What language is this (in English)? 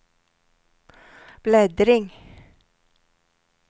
Swedish